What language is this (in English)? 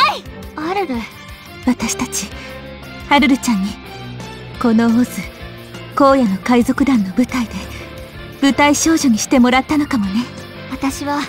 Japanese